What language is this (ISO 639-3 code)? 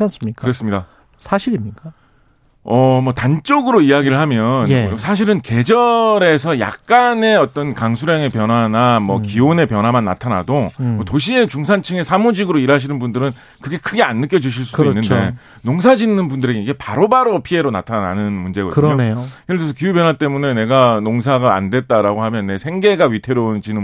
kor